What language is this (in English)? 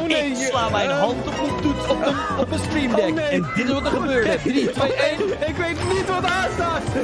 Dutch